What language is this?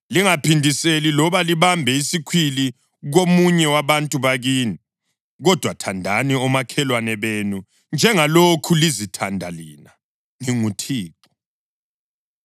North Ndebele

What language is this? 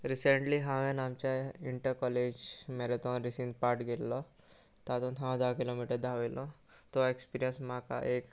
Konkani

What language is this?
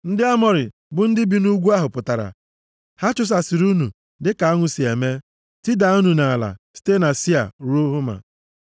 Igbo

